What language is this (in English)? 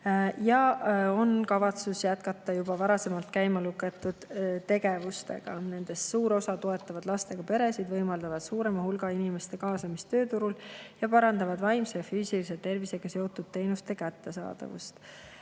Estonian